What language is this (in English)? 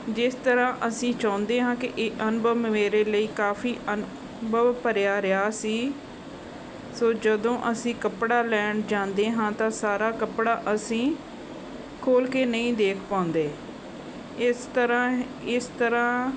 Punjabi